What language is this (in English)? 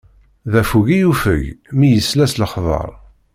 Kabyle